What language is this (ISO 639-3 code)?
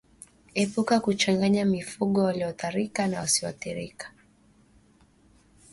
swa